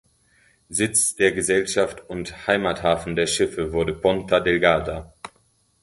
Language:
German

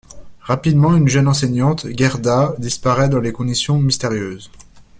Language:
French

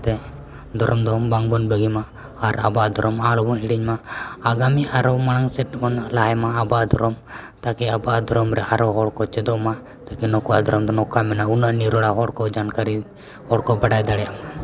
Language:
Santali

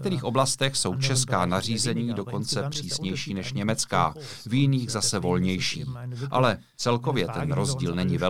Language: Czech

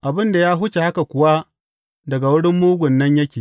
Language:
Hausa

